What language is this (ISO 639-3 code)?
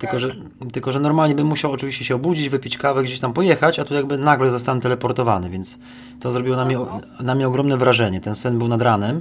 pol